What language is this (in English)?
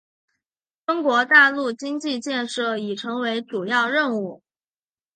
Chinese